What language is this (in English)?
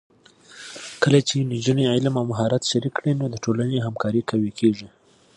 Pashto